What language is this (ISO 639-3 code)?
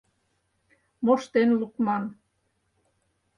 chm